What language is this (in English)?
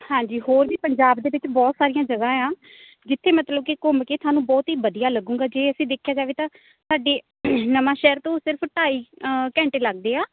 Punjabi